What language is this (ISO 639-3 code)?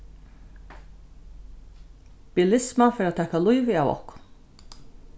fao